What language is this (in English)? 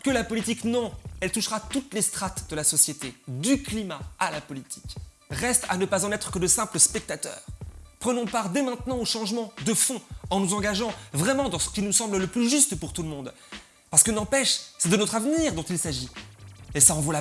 French